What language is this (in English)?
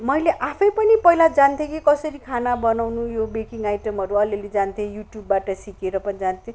Nepali